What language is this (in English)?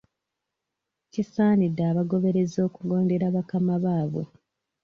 Ganda